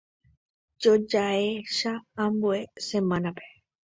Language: Guarani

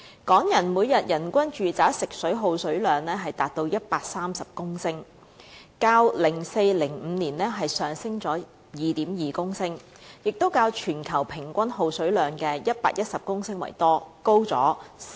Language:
Cantonese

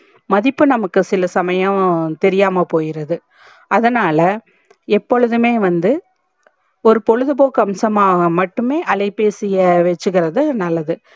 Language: Tamil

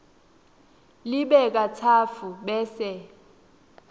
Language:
Swati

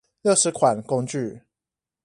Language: Chinese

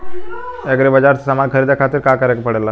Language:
Bhojpuri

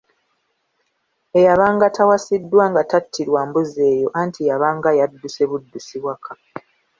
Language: Ganda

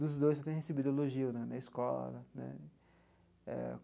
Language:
Portuguese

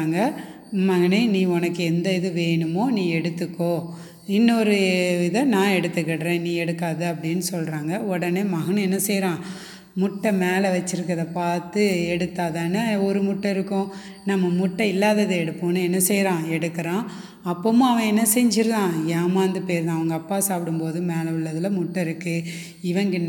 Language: Tamil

